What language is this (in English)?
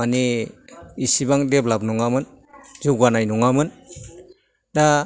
Bodo